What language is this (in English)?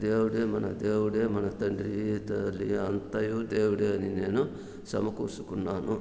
Telugu